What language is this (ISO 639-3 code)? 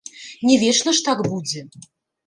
bel